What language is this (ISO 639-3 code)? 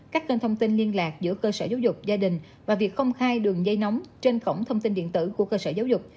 vie